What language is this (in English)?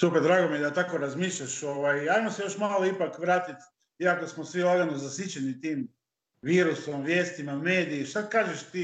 Croatian